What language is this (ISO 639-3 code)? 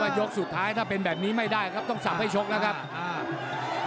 tha